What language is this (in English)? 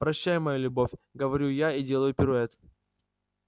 Russian